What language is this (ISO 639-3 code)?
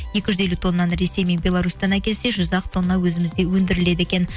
kaz